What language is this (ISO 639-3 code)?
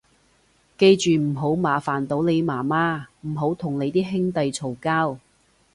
yue